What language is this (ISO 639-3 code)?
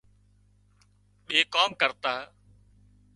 kxp